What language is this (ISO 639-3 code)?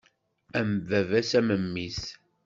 kab